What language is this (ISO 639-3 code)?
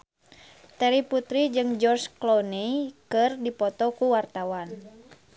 sun